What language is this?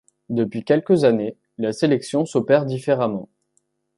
French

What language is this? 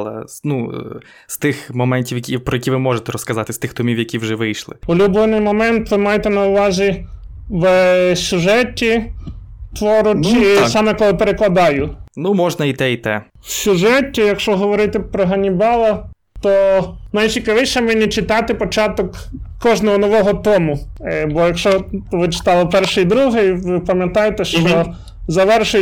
Ukrainian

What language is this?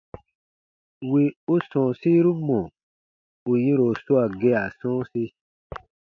Baatonum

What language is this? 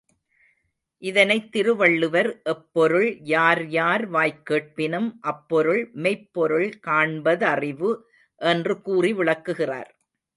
Tamil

